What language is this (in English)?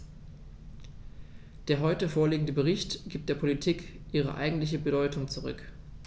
German